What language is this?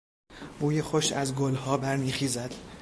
Persian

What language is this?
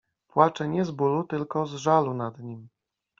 Polish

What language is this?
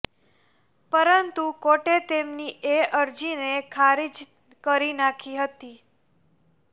Gujarati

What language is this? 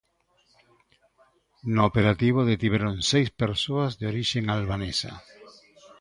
Galician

